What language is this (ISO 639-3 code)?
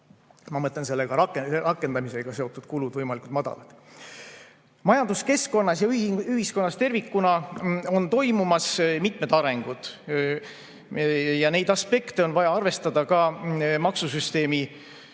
est